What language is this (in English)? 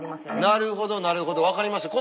Japanese